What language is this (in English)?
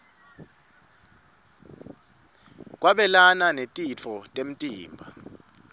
Swati